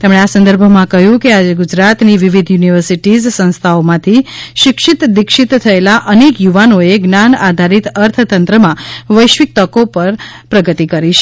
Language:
Gujarati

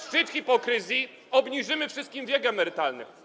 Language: Polish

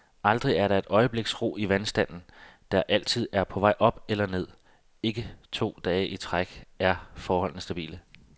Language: Danish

